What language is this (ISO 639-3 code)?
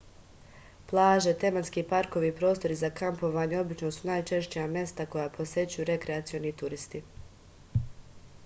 srp